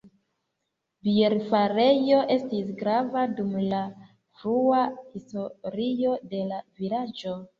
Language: Esperanto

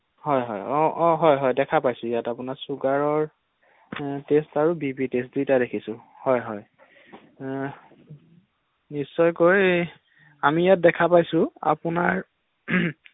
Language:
Assamese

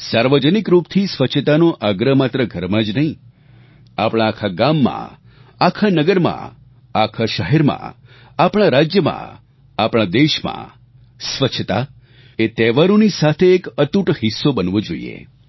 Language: Gujarati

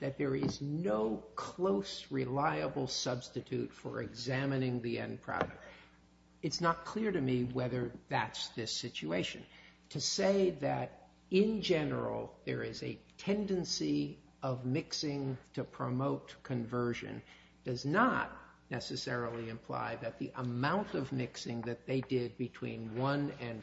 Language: English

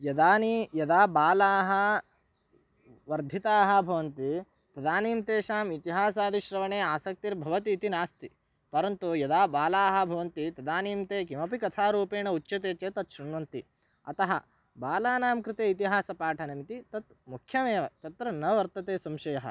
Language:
Sanskrit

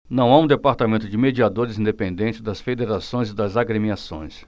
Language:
Portuguese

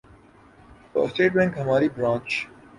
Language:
Urdu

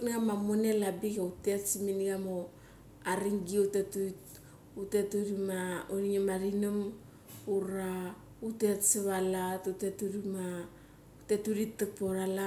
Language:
Mali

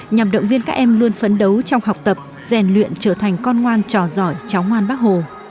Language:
Vietnamese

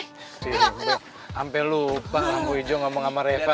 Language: Indonesian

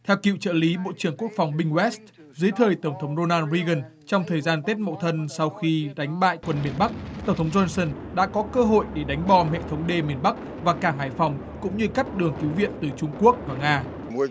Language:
Vietnamese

